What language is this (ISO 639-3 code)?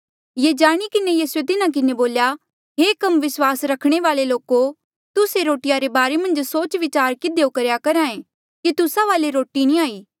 mjl